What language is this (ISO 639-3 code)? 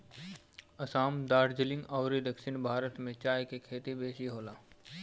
bho